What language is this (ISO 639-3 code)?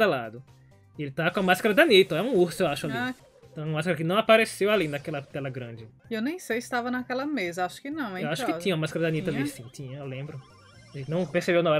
por